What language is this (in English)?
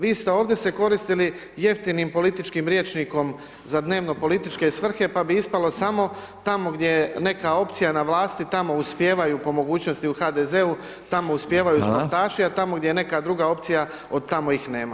Croatian